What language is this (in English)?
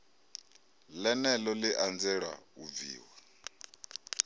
Venda